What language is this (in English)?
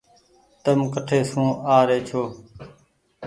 Goaria